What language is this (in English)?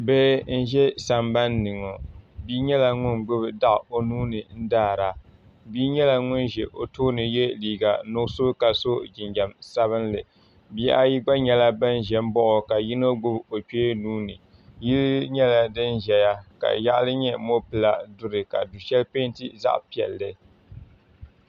Dagbani